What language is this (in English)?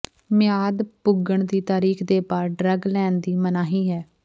Punjabi